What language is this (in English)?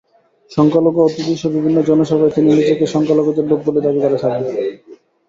Bangla